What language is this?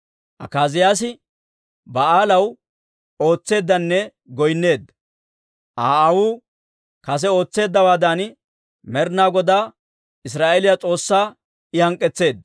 Dawro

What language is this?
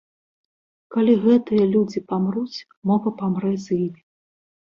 Belarusian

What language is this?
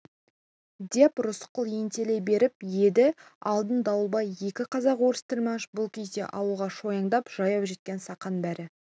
Kazakh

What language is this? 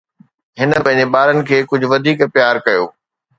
Sindhi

